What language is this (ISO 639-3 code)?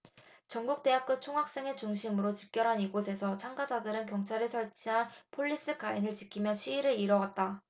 kor